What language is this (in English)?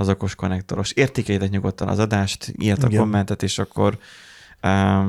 Hungarian